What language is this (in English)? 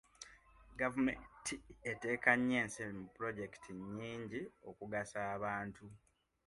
Ganda